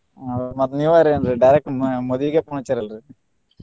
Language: Kannada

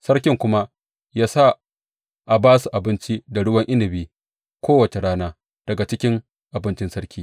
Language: Hausa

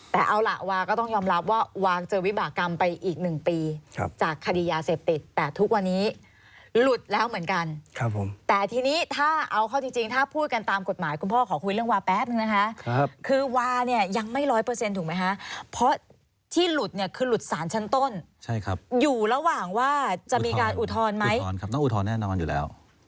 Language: Thai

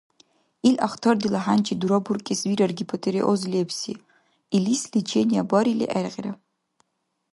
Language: Dargwa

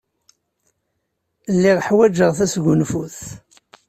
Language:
Kabyle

